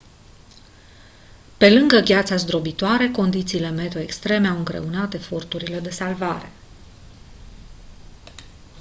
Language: Romanian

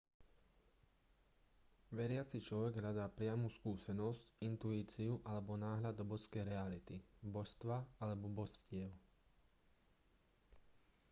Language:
Slovak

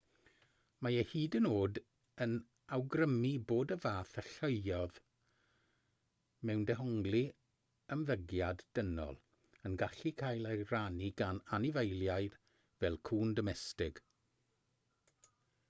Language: Welsh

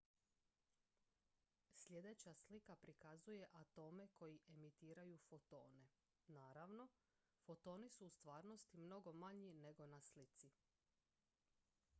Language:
Croatian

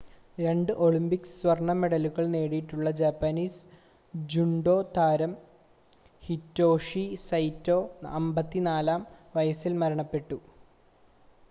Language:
Malayalam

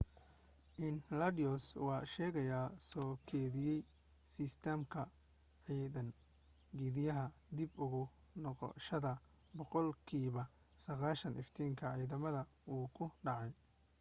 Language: Somali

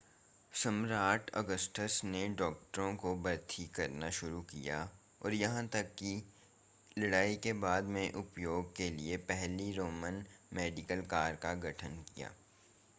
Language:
Hindi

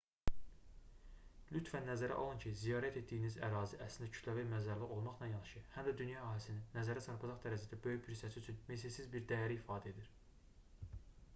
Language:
Azerbaijani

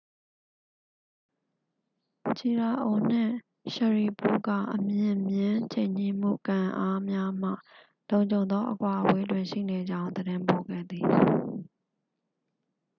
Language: Burmese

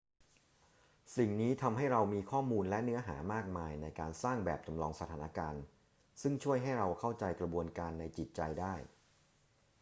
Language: Thai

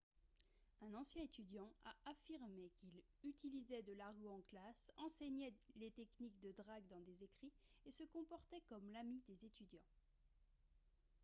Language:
French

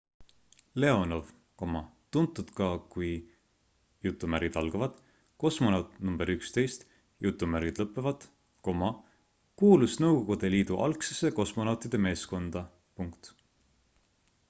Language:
Estonian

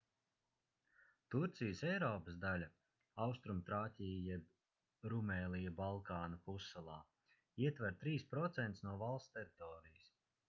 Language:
Latvian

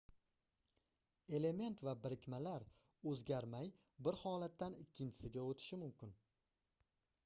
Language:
Uzbek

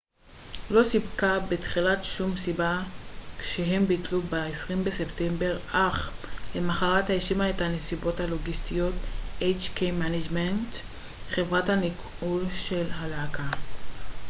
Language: Hebrew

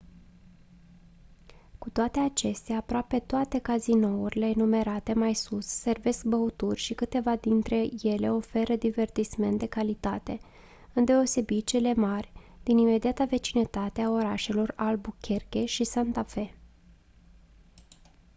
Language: Romanian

